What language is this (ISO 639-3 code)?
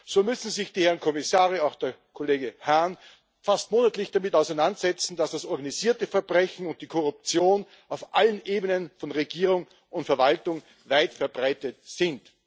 deu